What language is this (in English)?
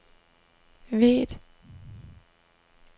Danish